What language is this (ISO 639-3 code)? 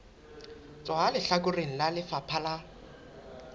sot